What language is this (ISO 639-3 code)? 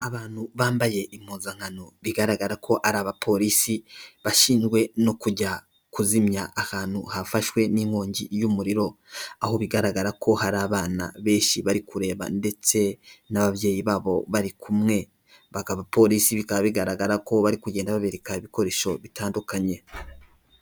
kin